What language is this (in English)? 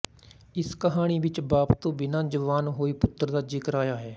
Punjabi